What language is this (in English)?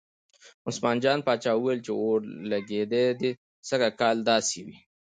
Pashto